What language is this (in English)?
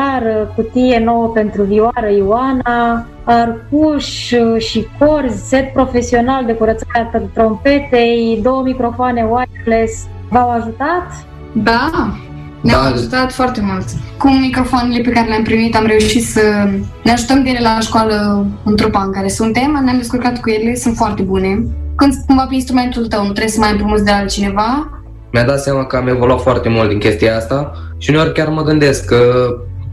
Romanian